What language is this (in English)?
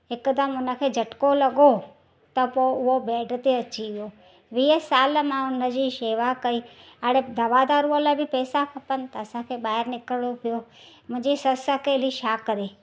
Sindhi